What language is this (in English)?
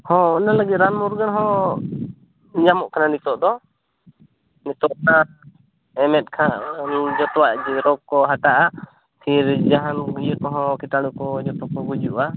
Santali